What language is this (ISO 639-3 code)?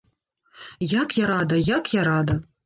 bel